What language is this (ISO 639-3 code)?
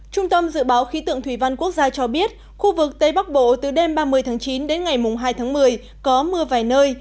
vie